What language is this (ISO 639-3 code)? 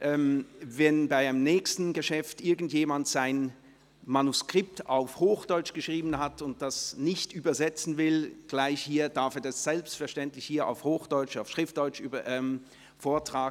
gsw